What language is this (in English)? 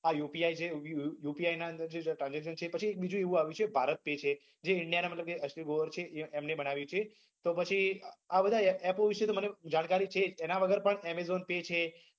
Gujarati